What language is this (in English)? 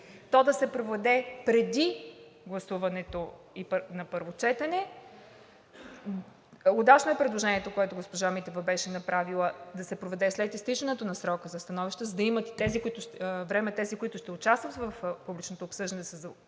Bulgarian